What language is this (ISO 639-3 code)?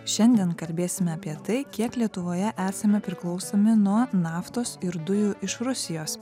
lit